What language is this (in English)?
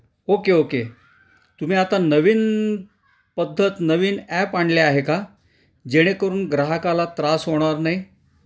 Marathi